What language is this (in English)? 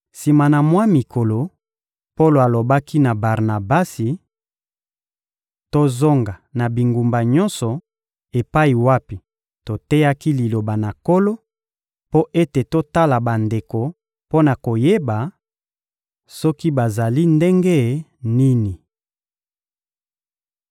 Lingala